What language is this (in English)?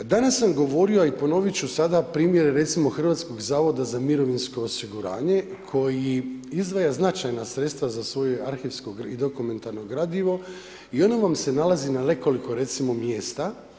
Croatian